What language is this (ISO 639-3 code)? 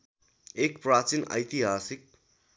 nep